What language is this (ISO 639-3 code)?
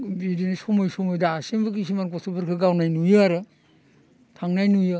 brx